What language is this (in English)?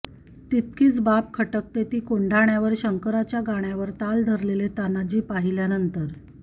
Marathi